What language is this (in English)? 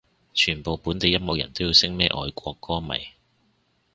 Cantonese